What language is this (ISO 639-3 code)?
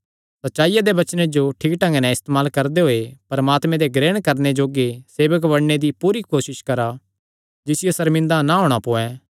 xnr